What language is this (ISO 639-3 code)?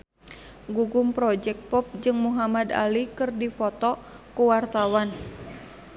sun